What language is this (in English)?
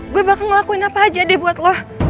Indonesian